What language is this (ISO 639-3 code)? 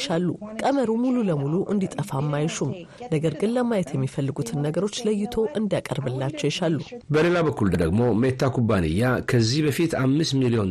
amh